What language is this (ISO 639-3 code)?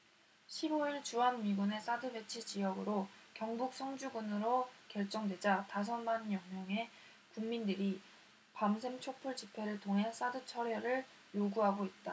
kor